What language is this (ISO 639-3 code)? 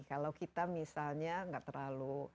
ind